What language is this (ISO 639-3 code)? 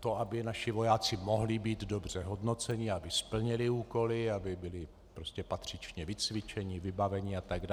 ces